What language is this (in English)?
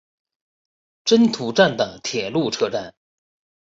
Chinese